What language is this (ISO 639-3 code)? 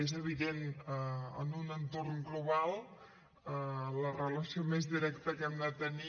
cat